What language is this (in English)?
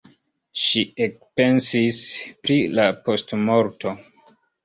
Esperanto